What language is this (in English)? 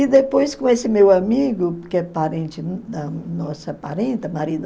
Portuguese